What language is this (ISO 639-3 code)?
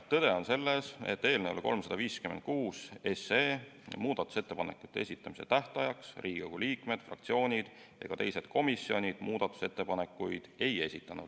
est